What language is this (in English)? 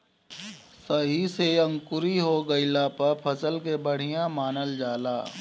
Bhojpuri